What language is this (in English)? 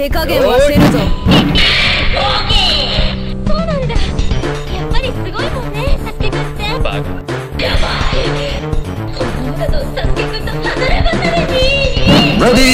Korean